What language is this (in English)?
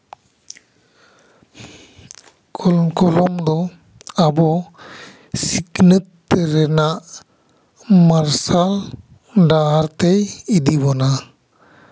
Santali